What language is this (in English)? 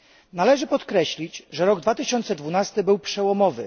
Polish